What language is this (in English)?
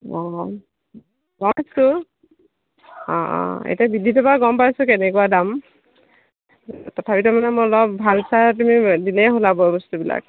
Assamese